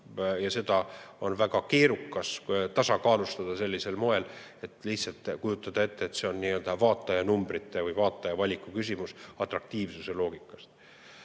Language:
Estonian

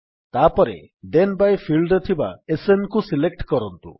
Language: Odia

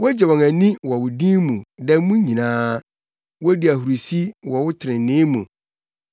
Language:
Akan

